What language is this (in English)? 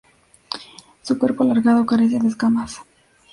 Spanish